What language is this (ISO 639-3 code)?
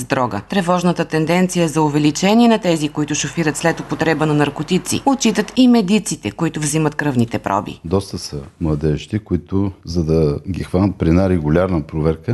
bul